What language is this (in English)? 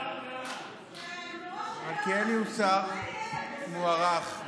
Hebrew